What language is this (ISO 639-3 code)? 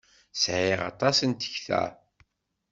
kab